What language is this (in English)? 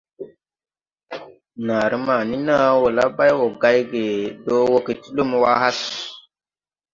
Tupuri